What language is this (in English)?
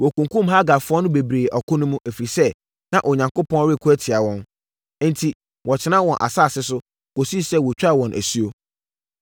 Akan